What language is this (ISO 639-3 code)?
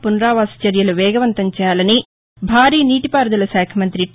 tel